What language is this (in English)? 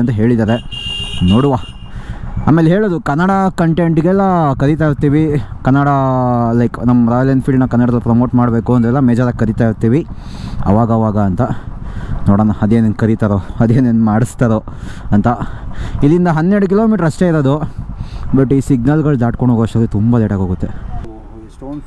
Kannada